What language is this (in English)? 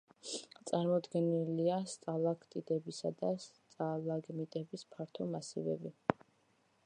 Georgian